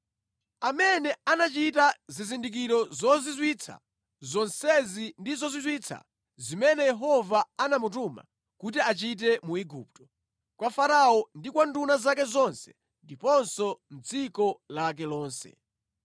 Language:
Nyanja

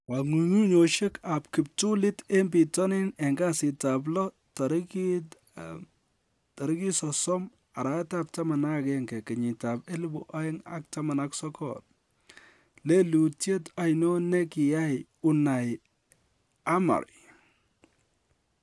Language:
Kalenjin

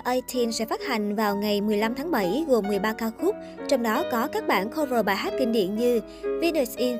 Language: Vietnamese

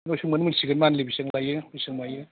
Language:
Bodo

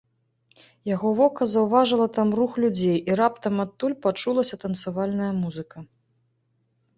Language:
Belarusian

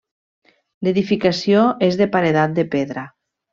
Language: Catalan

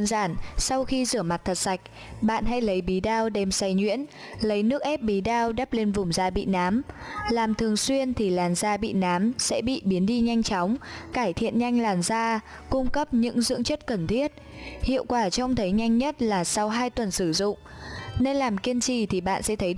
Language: Vietnamese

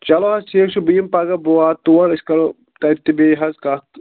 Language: Kashmiri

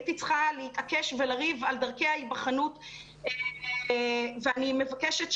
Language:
Hebrew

